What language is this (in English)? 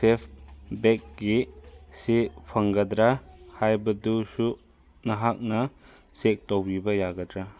Manipuri